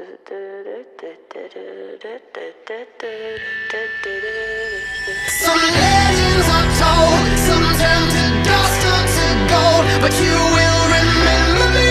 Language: Persian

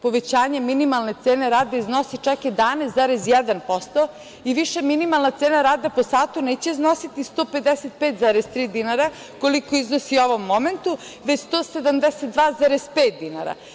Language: Serbian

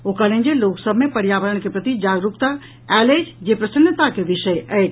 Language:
Maithili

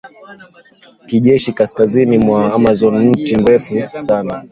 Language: Swahili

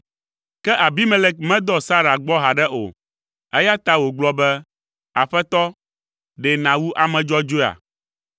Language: Ewe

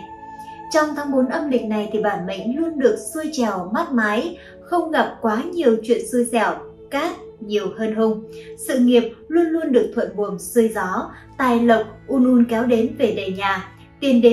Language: Vietnamese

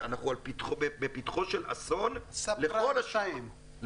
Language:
Hebrew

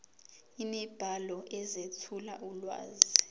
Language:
Zulu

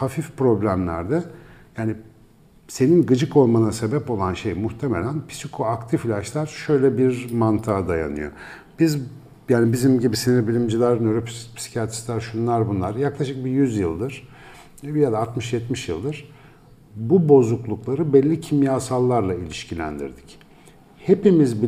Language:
Turkish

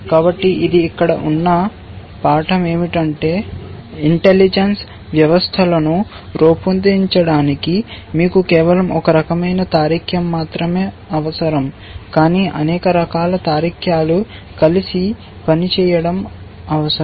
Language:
Telugu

